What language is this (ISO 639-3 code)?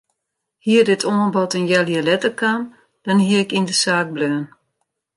fry